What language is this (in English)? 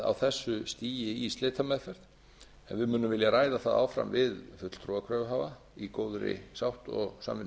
Icelandic